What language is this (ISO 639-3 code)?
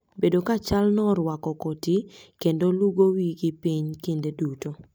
luo